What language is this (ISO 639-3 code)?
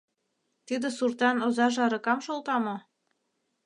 chm